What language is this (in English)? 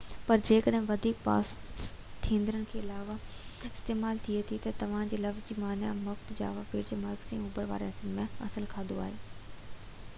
Sindhi